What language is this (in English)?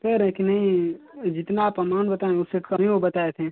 Hindi